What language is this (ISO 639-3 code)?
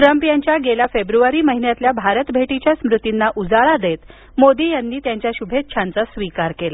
mar